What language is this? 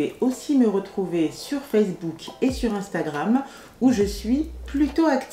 French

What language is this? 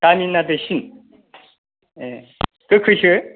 Bodo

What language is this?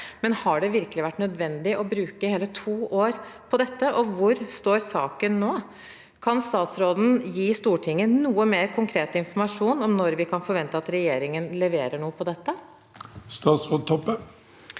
Norwegian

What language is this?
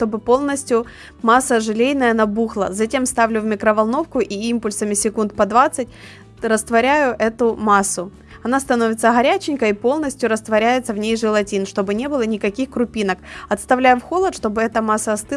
Russian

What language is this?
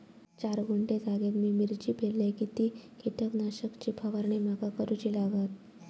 Marathi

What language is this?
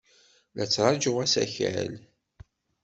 Kabyle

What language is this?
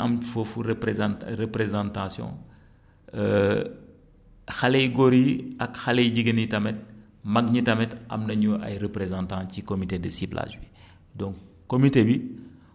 Wolof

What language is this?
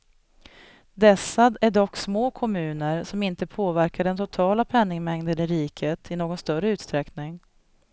Swedish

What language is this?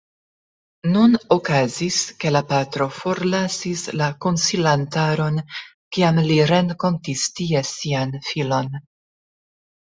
Esperanto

